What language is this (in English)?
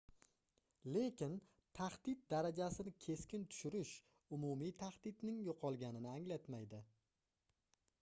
Uzbek